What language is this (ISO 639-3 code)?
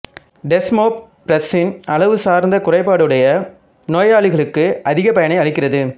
tam